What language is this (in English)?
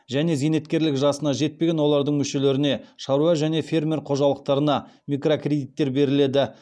Kazakh